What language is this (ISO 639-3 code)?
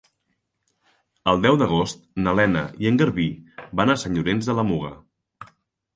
cat